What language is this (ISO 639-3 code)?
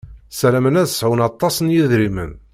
kab